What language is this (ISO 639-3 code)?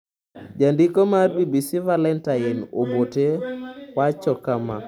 luo